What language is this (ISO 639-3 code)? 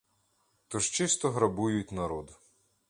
ukr